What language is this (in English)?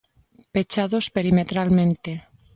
Galician